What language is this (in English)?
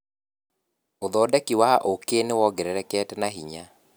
Kikuyu